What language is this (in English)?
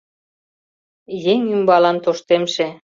Mari